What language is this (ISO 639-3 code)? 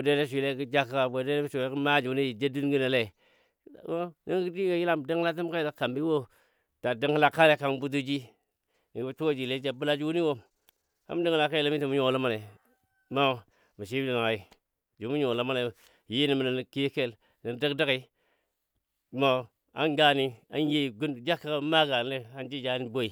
dbd